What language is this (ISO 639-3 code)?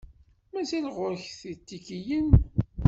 kab